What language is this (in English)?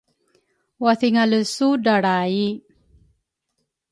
Rukai